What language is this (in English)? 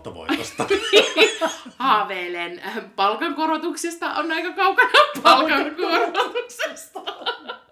Finnish